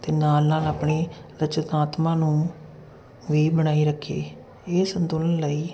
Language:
Punjabi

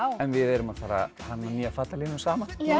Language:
Icelandic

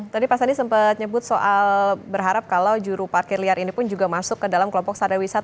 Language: Indonesian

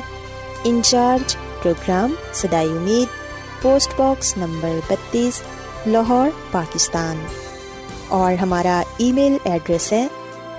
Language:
Urdu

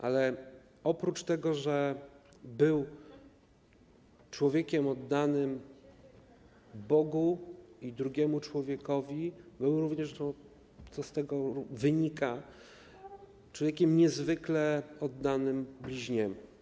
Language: Polish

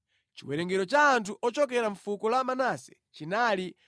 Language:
Nyanja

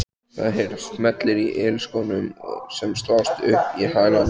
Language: Icelandic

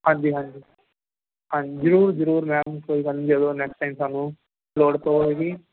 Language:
Punjabi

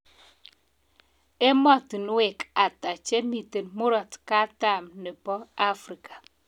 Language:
Kalenjin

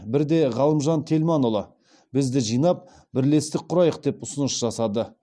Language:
Kazakh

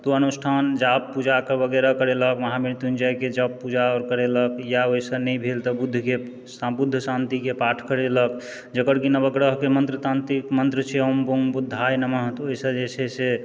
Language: Maithili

